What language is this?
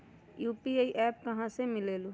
Magahi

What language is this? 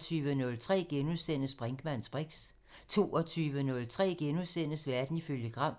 Danish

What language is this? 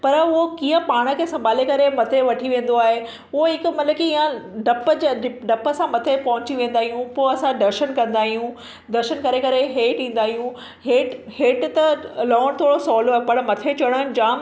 Sindhi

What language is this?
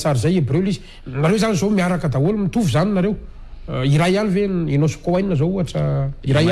Indonesian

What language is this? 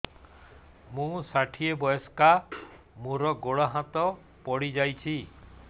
Odia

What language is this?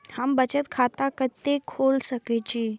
Maithili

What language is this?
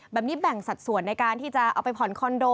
Thai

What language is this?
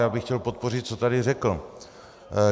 Czech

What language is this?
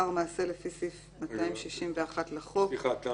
Hebrew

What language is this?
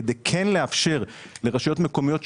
Hebrew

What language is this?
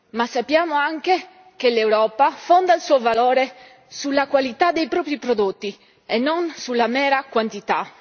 Italian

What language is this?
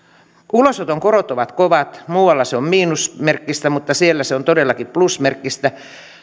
Finnish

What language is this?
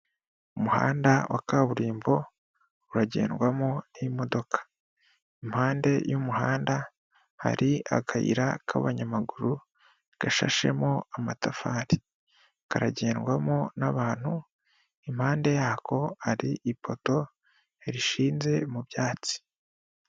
Kinyarwanda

